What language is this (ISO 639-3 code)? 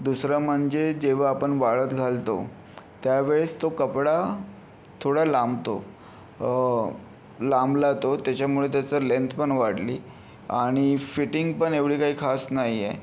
mar